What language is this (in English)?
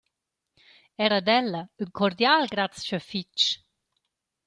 Romansh